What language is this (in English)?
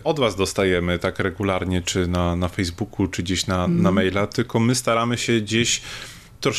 Polish